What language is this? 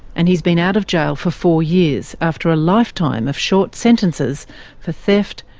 English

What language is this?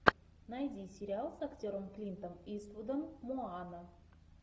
Russian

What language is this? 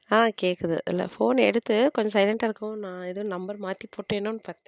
Tamil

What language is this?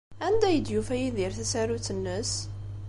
Kabyle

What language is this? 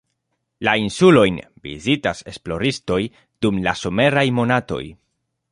Esperanto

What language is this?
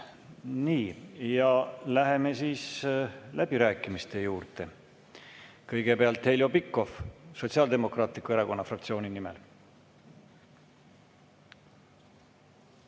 Estonian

